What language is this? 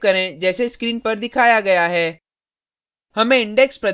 Hindi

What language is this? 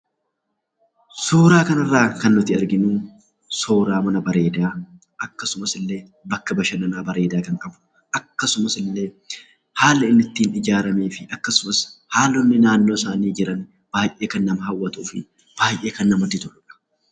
Oromo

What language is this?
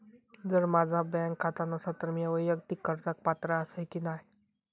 Marathi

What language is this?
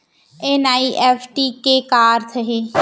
Chhattisgarhi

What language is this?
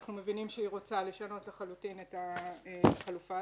Hebrew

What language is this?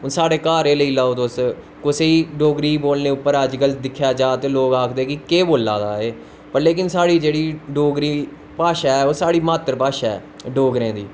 Dogri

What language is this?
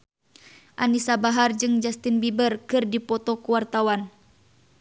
Sundanese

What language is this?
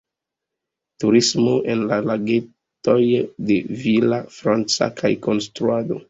Esperanto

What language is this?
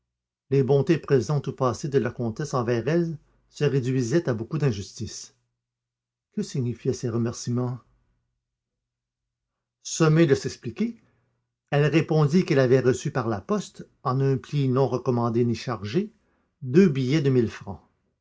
French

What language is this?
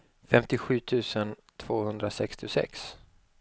Swedish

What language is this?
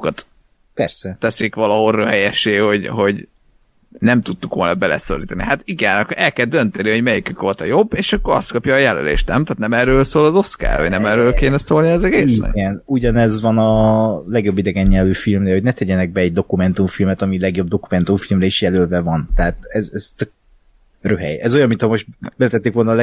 Hungarian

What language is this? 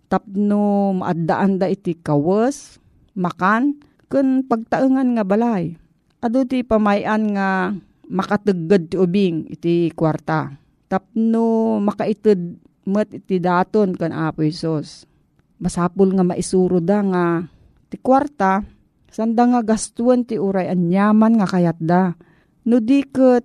Filipino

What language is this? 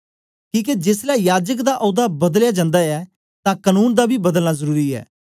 Dogri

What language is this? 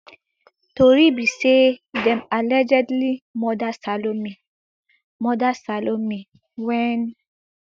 Nigerian Pidgin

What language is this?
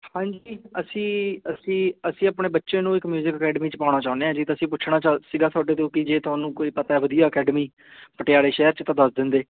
Punjabi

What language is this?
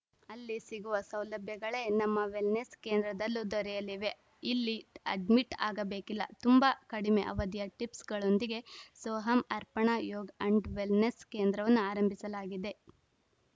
Kannada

